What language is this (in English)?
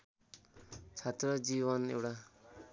Nepali